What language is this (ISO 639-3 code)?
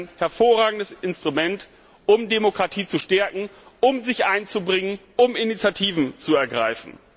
deu